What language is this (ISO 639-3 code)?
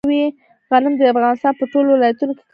pus